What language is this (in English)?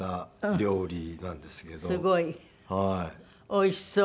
Japanese